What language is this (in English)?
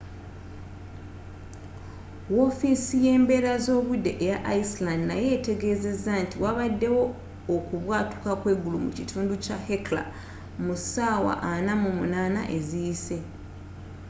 Ganda